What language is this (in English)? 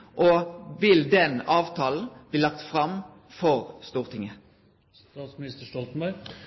Norwegian Nynorsk